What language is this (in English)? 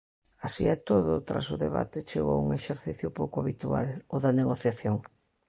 Galician